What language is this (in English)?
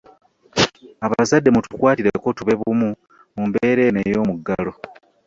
Ganda